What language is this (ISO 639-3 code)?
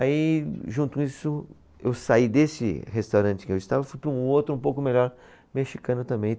por